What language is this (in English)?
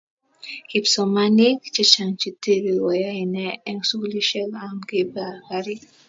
Kalenjin